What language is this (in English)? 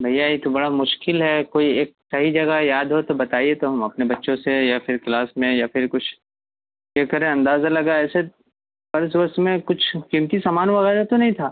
Urdu